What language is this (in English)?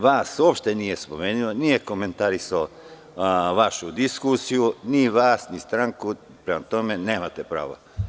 Serbian